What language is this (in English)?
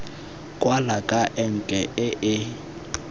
Tswana